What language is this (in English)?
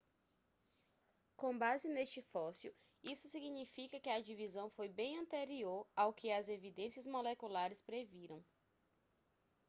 Portuguese